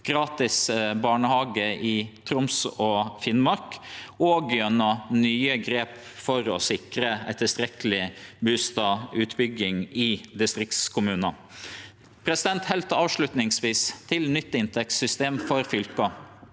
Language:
Norwegian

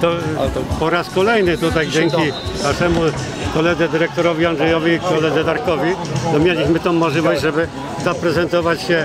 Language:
Polish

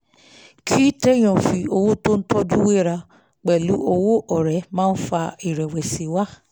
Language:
Yoruba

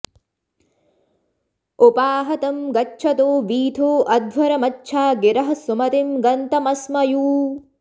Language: Sanskrit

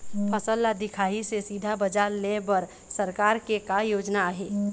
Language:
Chhattisgarhi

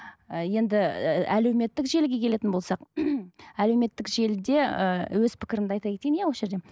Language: Kazakh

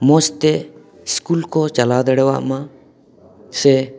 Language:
Santali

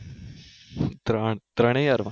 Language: Gujarati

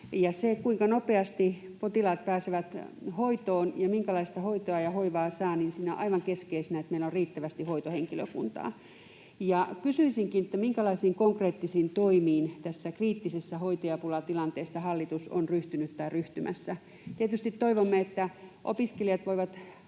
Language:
Finnish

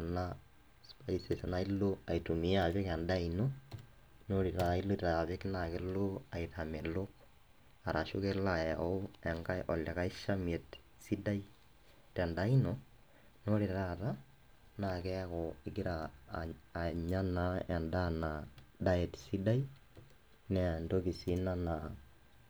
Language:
Masai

